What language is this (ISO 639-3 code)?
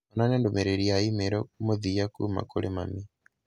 kik